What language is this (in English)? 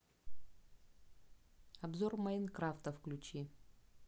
Russian